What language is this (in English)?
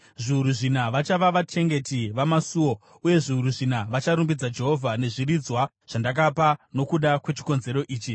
Shona